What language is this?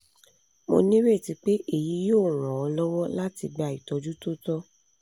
Yoruba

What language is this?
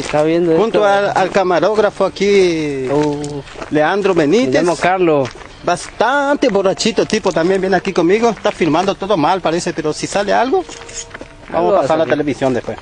Spanish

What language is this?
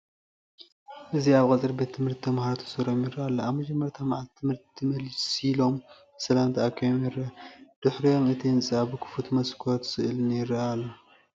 Tigrinya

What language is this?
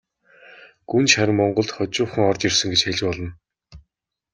Mongolian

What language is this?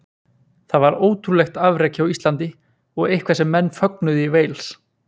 Icelandic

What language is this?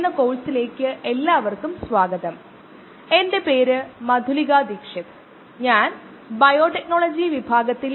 Malayalam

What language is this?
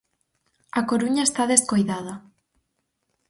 Galician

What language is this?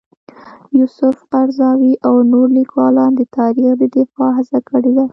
Pashto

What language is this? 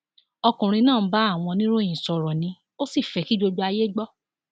Yoruba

